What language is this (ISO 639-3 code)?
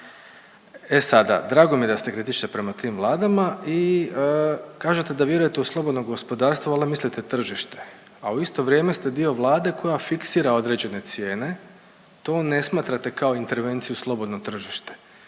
hrv